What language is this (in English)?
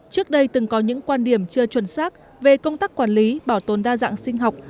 Vietnamese